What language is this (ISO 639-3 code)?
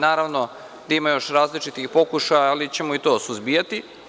srp